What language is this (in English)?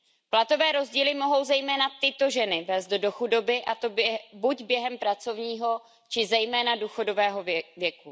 Czech